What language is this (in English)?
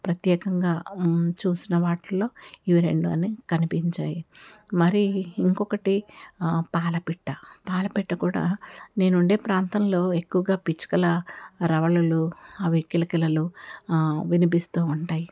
Telugu